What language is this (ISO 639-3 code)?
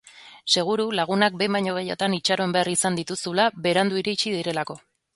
eus